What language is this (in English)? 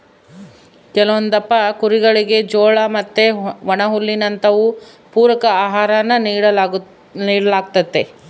Kannada